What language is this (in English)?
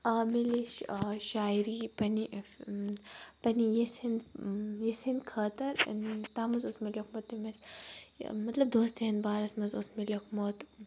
Kashmiri